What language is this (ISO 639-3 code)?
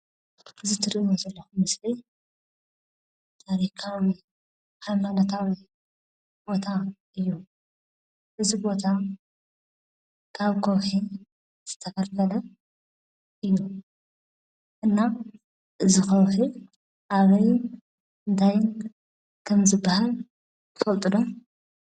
tir